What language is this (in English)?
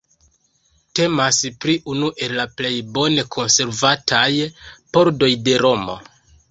Esperanto